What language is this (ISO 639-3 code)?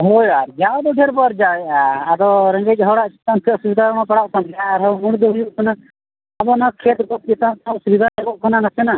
sat